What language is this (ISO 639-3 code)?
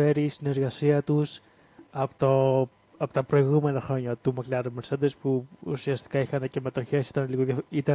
ell